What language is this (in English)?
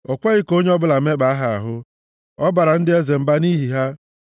Igbo